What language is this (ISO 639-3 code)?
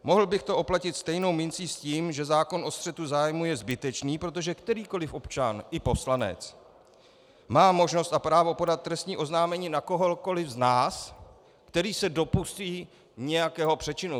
ces